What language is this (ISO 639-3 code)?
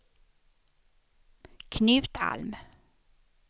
swe